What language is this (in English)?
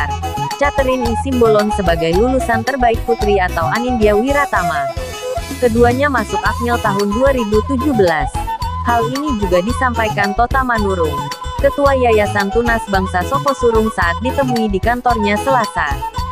Indonesian